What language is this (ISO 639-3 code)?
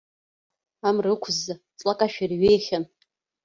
abk